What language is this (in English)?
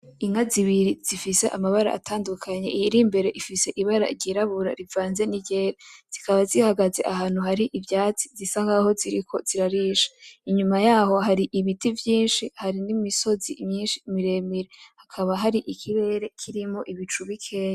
Rundi